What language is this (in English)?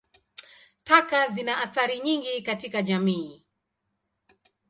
Swahili